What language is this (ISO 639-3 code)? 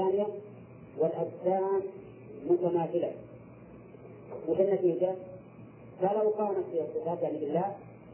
ara